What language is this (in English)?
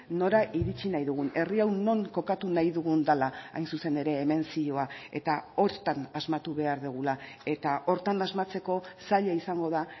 Basque